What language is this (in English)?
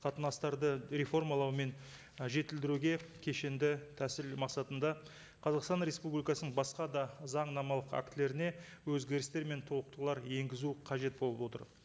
Kazakh